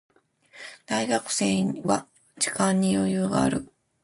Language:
Japanese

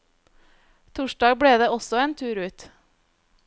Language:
Norwegian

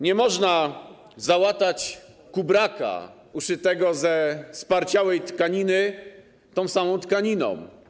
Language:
Polish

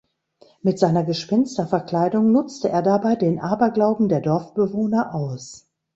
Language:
German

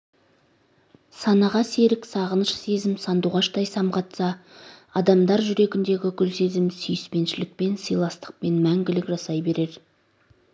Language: Kazakh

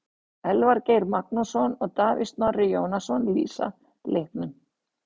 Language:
Icelandic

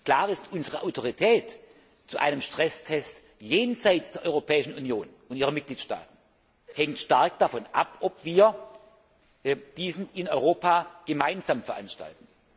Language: German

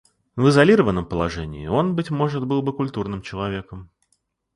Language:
Russian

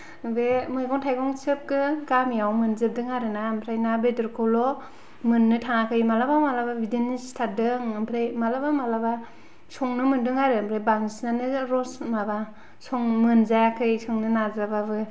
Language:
Bodo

